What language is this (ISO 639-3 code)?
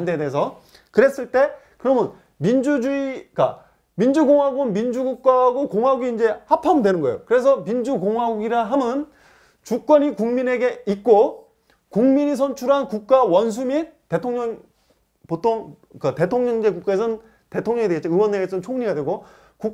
kor